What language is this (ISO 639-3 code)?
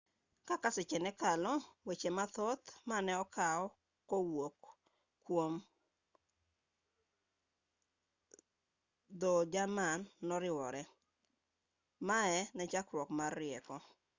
luo